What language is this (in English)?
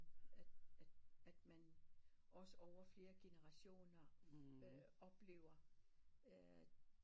Danish